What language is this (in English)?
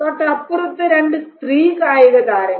Malayalam